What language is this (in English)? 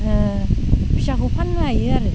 Bodo